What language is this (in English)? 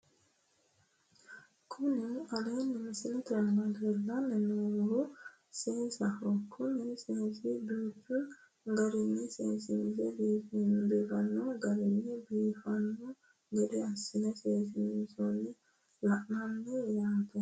Sidamo